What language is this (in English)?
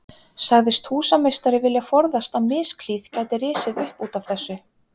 Icelandic